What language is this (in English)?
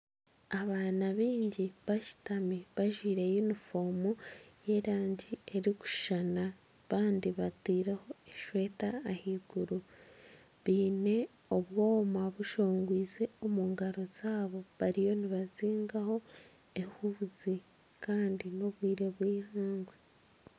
Nyankole